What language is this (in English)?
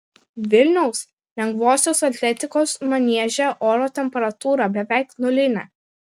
Lithuanian